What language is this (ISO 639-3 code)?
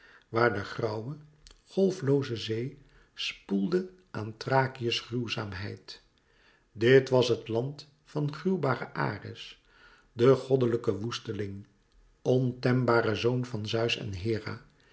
nld